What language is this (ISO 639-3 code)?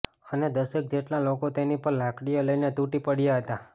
guj